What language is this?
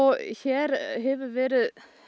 Icelandic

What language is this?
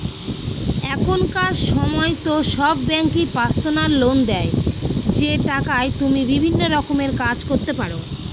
Bangla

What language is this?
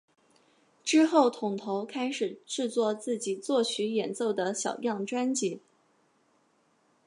Chinese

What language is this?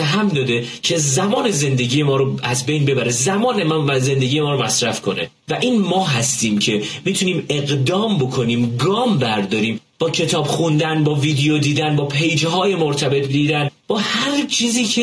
Persian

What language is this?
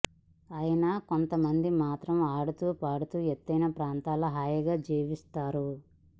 Telugu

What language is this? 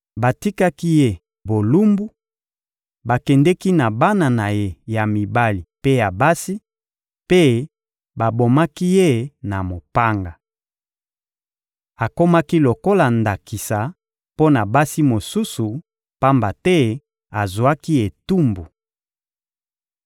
Lingala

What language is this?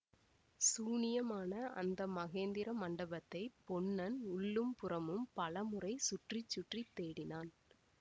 Tamil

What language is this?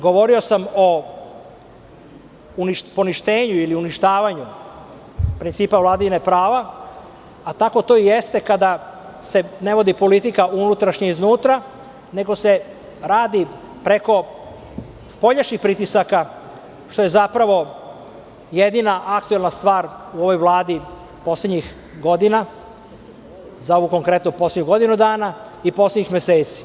Serbian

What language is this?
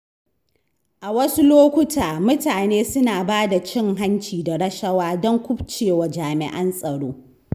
Hausa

